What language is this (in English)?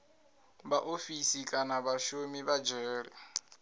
Venda